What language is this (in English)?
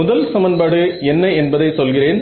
Tamil